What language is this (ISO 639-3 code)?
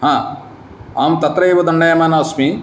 san